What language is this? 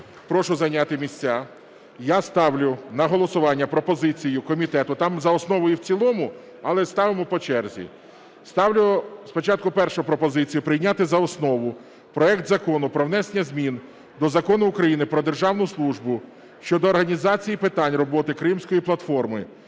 Ukrainian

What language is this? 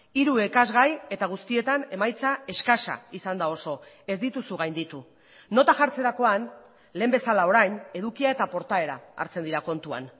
Basque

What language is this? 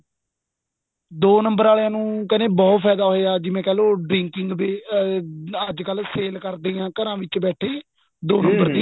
Punjabi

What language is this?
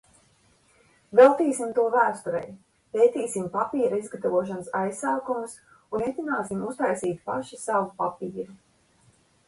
Latvian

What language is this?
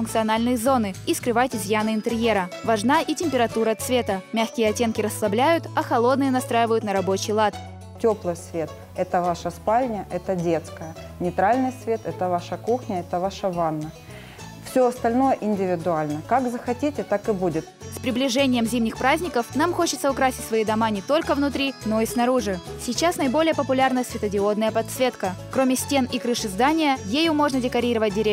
Russian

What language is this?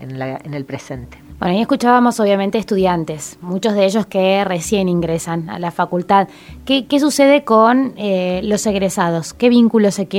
Spanish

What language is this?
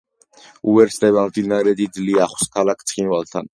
Georgian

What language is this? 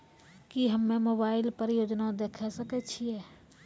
Maithili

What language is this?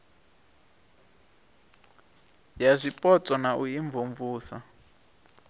Venda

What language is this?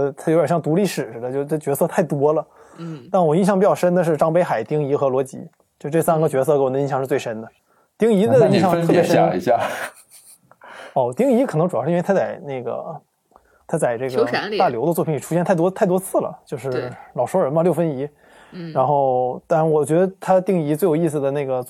Chinese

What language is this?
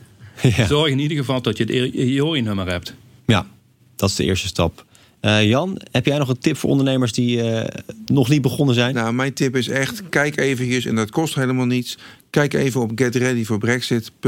Dutch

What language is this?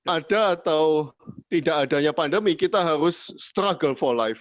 Indonesian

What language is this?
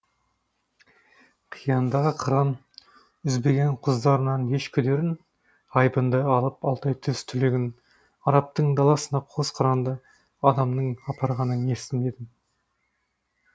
Kazakh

